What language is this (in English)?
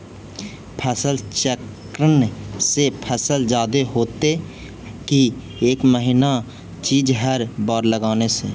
Magahi